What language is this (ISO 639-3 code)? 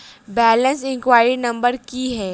mai